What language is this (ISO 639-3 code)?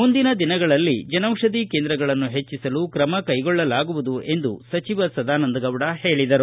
kan